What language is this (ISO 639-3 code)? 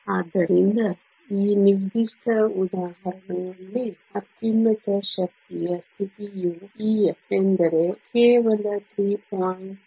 kan